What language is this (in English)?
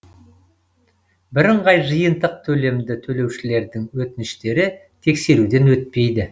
Kazakh